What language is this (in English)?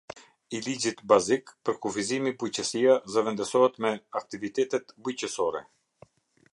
Albanian